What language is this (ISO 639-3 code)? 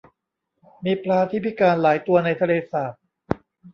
tha